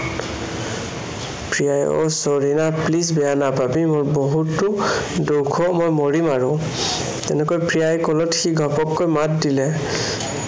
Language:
Assamese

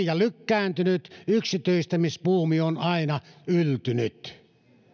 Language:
Finnish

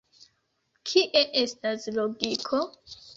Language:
Esperanto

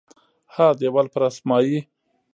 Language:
Pashto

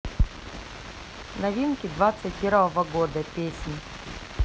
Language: Russian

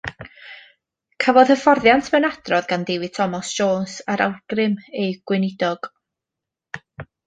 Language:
Welsh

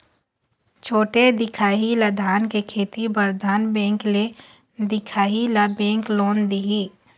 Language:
Chhattisgarhi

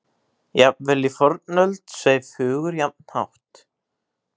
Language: Icelandic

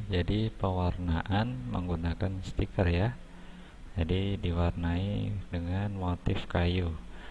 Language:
Indonesian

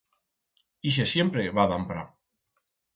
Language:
Aragonese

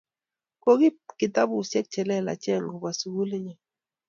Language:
Kalenjin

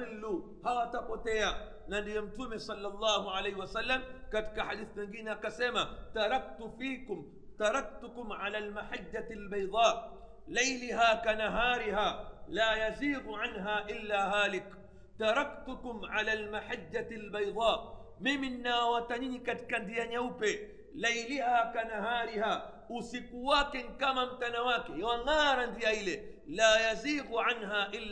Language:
Swahili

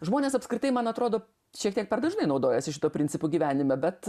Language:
Lithuanian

